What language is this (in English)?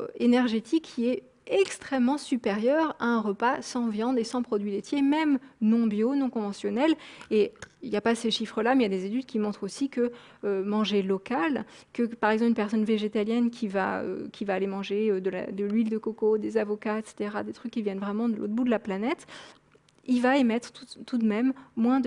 French